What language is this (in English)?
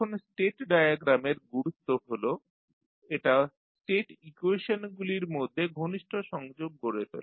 Bangla